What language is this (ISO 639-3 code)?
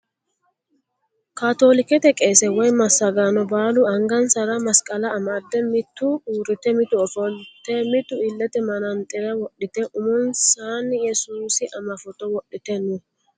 sid